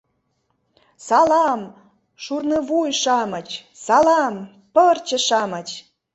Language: Mari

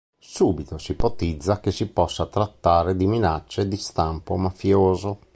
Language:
Italian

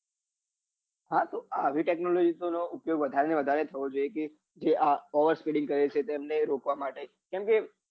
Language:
Gujarati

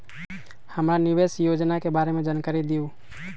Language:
Magahi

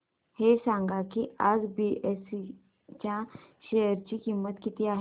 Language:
Marathi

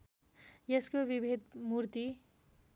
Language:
Nepali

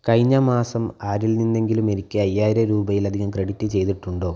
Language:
Malayalam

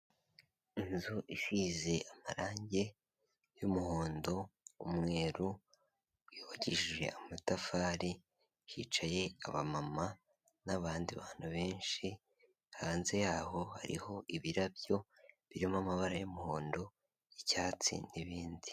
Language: Kinyarwanda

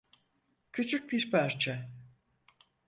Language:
Turkish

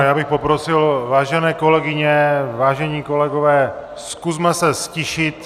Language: Czech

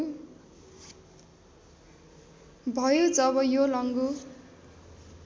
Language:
Nepali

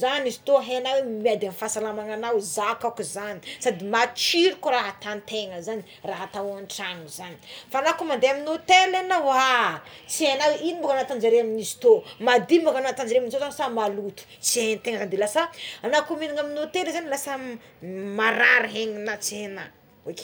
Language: Tsimihety Malagasy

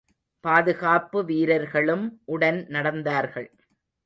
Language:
Tamil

